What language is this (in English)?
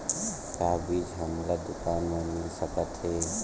Chhattisgarhi